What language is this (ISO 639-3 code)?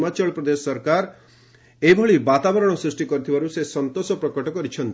ori